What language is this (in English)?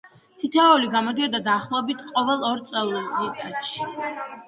Georgian